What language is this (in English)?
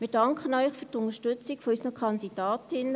Swiss German